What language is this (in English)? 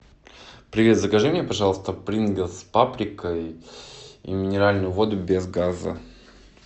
Russian